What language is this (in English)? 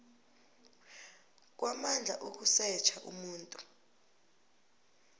South Ndebele